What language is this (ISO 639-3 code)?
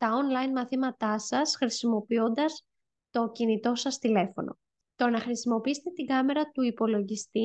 ell